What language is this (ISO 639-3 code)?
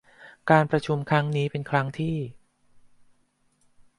tha